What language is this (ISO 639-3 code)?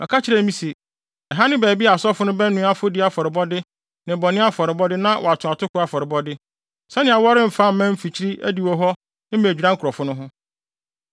aka